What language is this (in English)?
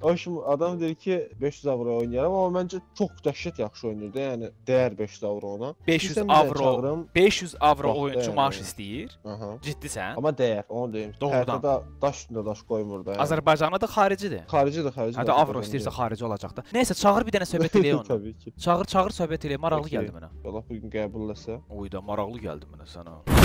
Turkish